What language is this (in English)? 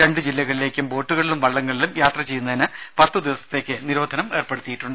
Malayalam